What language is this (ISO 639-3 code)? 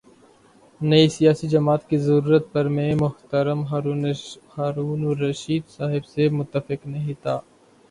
urd